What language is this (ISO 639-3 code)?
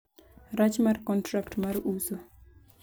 luo